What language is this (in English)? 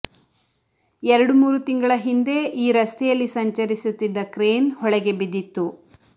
Kannada